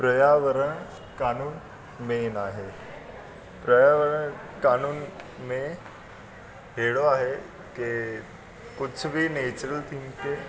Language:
Sindhi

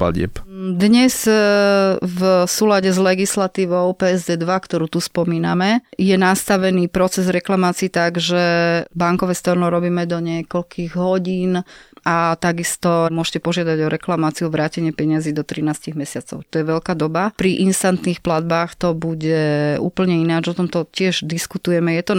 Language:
Slovak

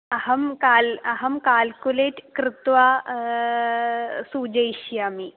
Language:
Sanskrit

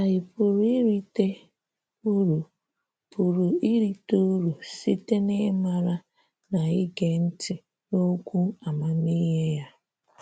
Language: Igbo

